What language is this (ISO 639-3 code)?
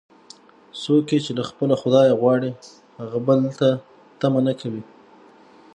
pus